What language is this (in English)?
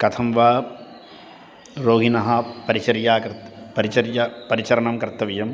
Sanskrit